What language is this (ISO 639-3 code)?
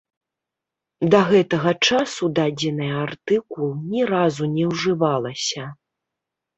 bel